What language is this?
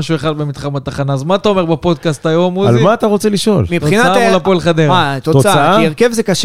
Hebrew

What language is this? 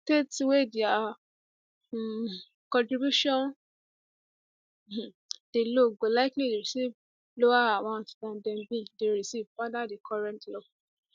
Nigerian Pidgin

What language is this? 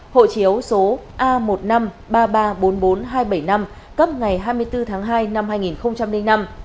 Vietnamese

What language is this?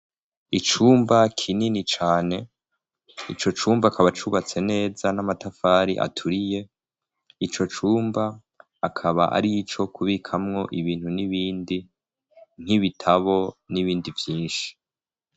Rundi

